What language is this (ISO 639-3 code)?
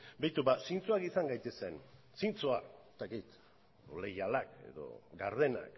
eus